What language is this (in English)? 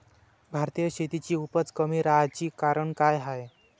Marathi